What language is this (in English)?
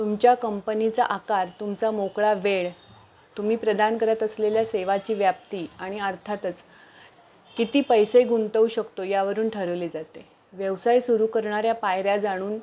Marathi